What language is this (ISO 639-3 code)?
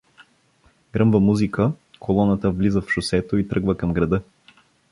bul